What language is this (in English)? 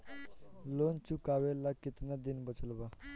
Bhojpuri